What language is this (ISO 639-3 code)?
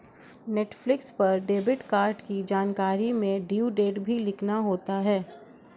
hin